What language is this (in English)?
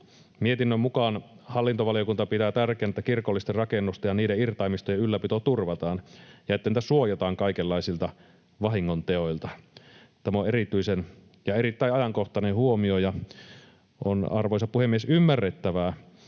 Finnish